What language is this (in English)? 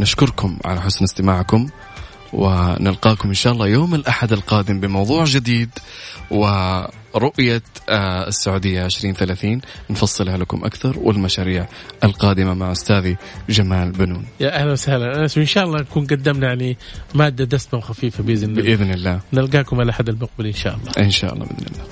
Arabic